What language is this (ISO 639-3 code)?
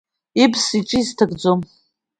abk